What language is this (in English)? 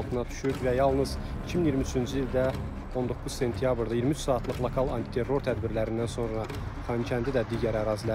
Turkish